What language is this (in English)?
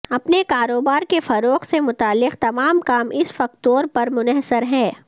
Urdu